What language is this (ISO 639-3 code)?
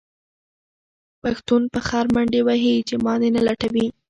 pus